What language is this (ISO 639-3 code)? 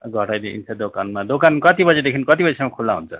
nep